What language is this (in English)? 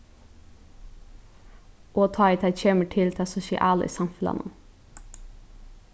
Faroese